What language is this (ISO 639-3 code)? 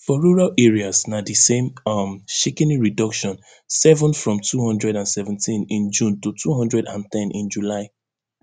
pcm